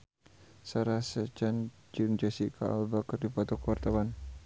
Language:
Sundanese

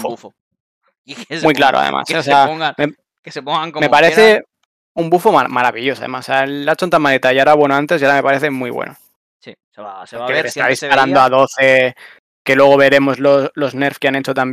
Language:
Spanish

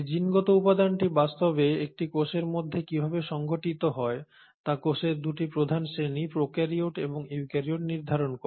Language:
Bangla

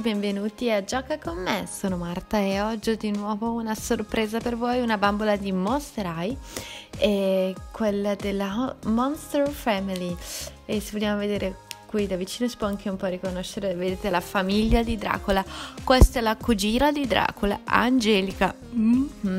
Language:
Italian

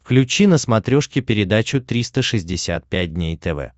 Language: Russian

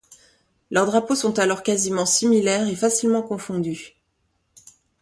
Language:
French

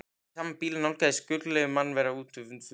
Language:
Icelandic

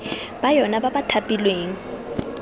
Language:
Tswana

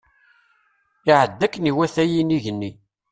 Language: Kabyle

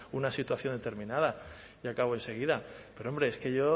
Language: Spanish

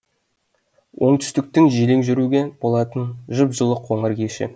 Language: Kazakh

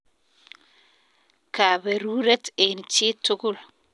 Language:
Kalenjin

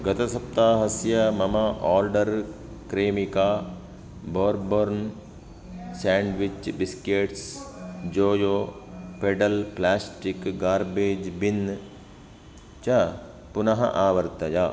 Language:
Sanskrit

